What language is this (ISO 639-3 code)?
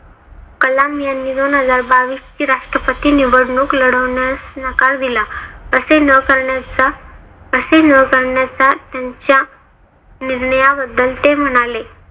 mar